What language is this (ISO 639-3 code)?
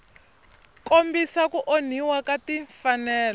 tso